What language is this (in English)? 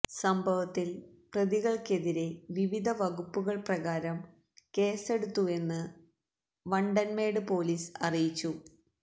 Malayalam